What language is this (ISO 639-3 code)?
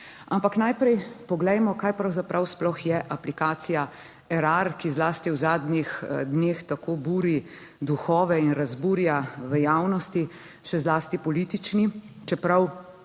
slv